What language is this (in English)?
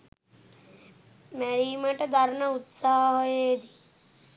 Sinhala